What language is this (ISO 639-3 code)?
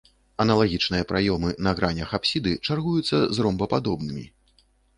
bel